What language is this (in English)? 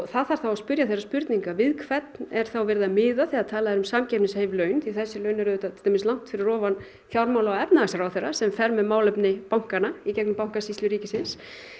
Icelandic